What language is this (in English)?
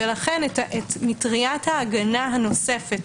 Hebrew